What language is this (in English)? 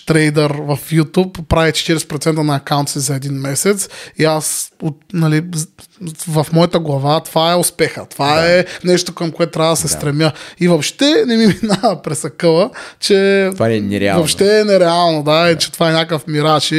Bulgarian